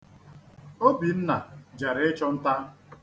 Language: Igbo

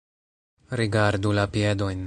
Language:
Esperanto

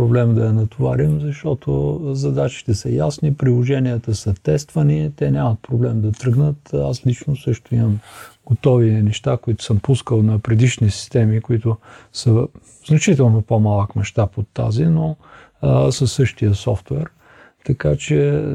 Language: Bulgarian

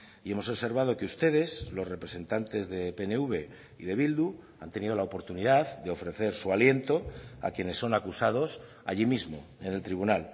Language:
Spanish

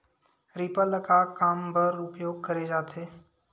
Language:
Chhattisgarhi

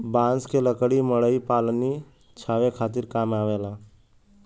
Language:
Bhojpuri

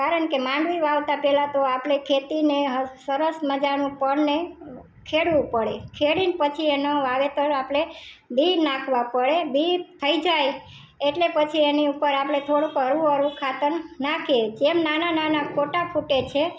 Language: Gujarati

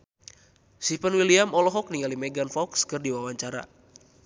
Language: Sundanese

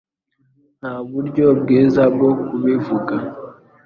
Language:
Kinyarwanda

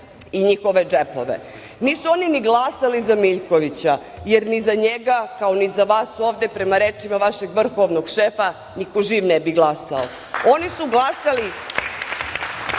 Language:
Serbian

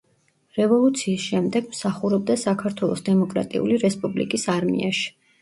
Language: Georgian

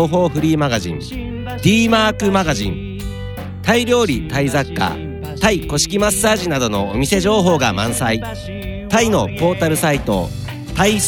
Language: Japanese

